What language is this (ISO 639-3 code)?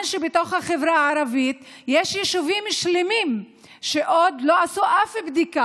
heb